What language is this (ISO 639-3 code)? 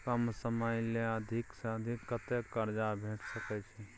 mai